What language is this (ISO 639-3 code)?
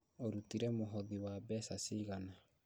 kik